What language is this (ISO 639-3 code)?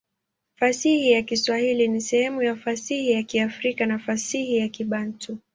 swa